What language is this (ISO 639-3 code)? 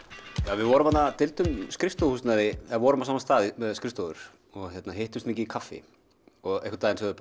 isl